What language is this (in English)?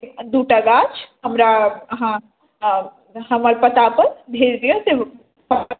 Maithili